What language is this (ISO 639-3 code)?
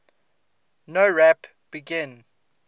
eng